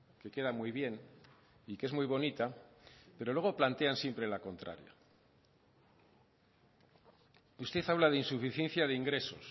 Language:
Spanish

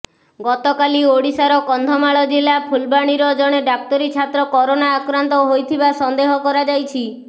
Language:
Odia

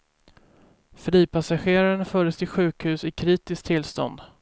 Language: Swedish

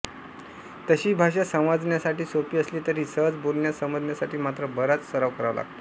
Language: Marathi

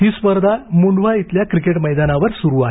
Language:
Marathi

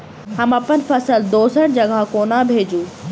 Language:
Maithili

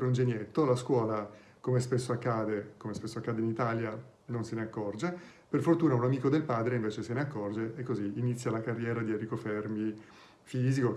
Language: Italian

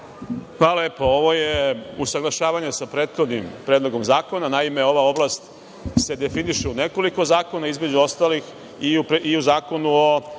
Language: Serbian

